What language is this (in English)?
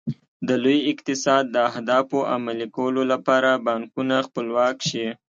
Pashto